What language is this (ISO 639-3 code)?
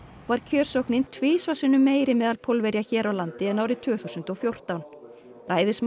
isl